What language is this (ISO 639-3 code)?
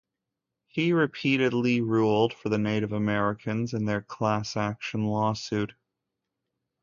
eng